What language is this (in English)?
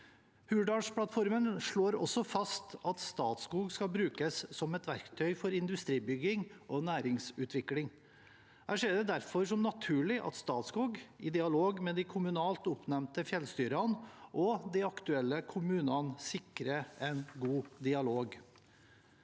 Norwegian